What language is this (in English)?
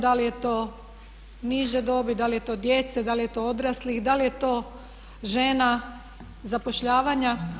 Croatian